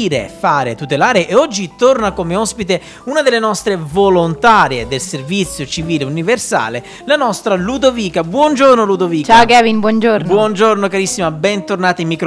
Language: Italian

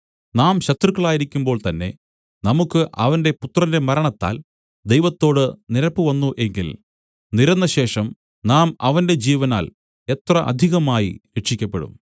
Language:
Malayalam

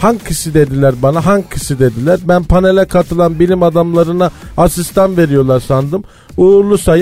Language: Turkish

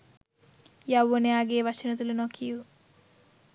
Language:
Sinhala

